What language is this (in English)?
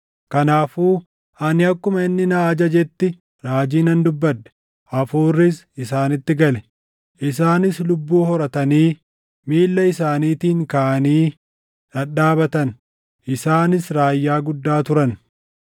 Oromo